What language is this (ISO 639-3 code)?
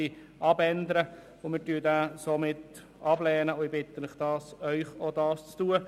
gsw